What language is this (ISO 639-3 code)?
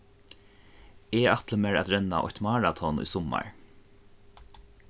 fao